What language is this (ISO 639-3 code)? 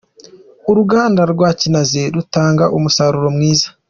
kin